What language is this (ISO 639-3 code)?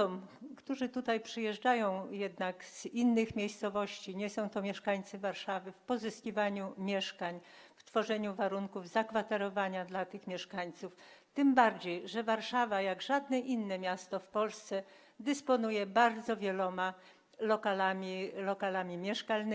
pol